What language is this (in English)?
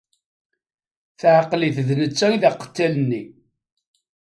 Kabyle